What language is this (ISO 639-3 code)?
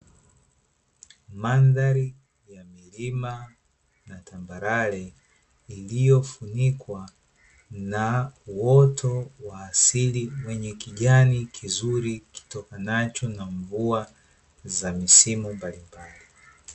swa